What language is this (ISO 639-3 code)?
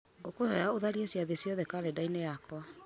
kik